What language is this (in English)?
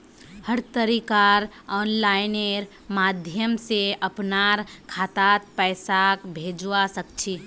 Magahi